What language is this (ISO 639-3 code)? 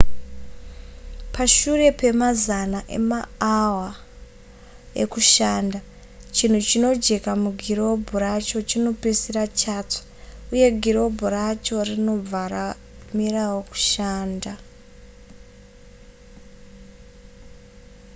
sna